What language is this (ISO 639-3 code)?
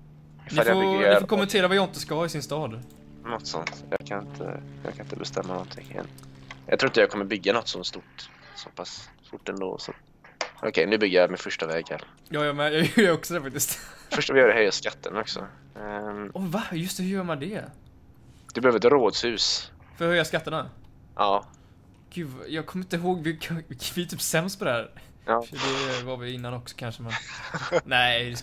swe